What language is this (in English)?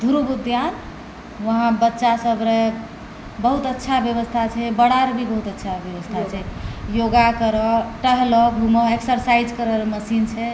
Maithili